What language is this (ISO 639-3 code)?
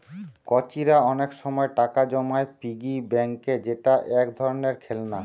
ben